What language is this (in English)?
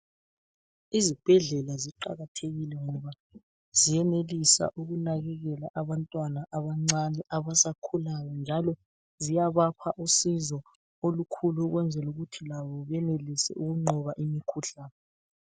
North Ndebele